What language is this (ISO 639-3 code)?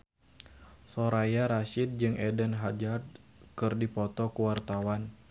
sun